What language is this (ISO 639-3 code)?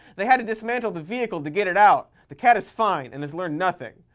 eng